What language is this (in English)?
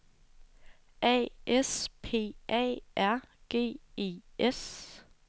Danish